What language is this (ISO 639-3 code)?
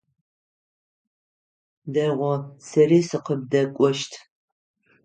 ady